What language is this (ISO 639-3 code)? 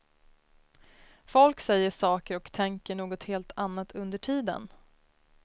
swe